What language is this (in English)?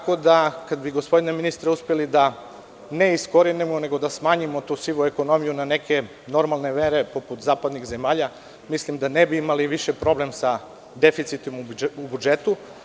Serbian